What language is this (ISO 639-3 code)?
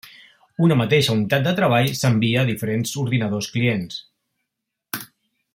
cat